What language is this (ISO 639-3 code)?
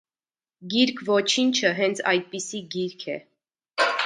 hye